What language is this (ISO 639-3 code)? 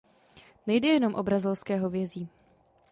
ces